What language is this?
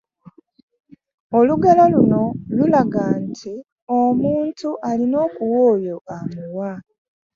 Ganda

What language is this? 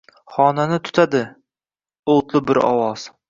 Uzbek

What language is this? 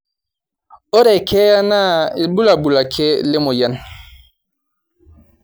Masai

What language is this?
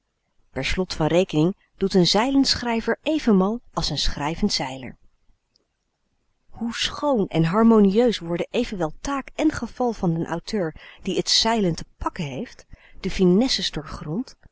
Dutch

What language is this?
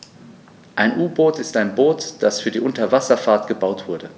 German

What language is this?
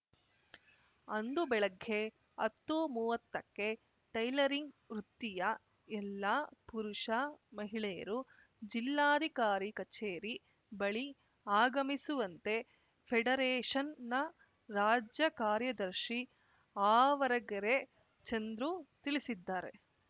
Kannada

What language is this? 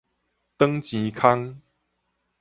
Min Nan Chinese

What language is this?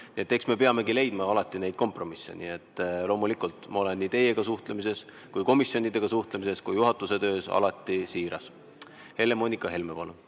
Estonian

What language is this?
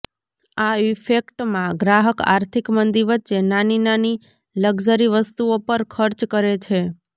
Gujarati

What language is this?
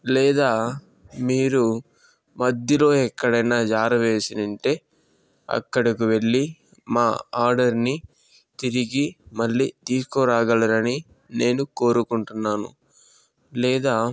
Telugu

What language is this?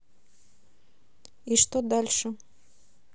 Russian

